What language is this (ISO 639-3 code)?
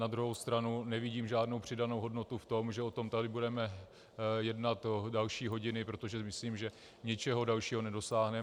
ces